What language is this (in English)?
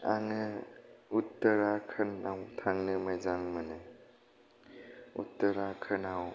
Bodo